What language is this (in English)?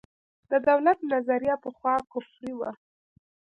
Pashto